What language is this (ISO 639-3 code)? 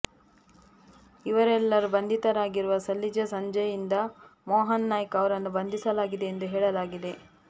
kan